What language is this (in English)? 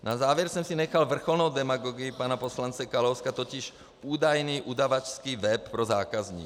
Czech